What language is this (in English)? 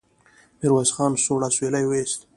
Pashto